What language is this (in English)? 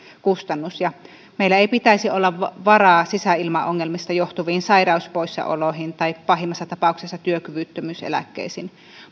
Finnish